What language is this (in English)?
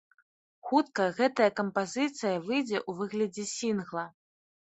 Belarusian